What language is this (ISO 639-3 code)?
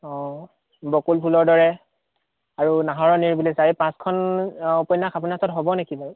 asm